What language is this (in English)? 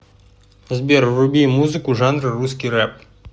Russian